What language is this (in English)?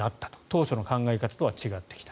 Japanese